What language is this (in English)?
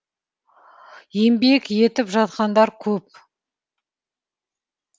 Kazakh